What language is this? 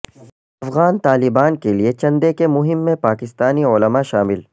Urdu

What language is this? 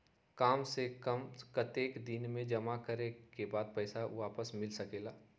Magahi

